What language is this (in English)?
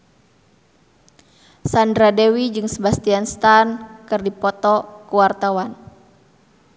Sundanese